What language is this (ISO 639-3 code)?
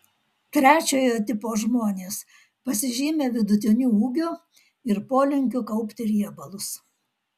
lit